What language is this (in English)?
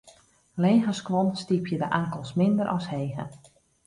Western Frisian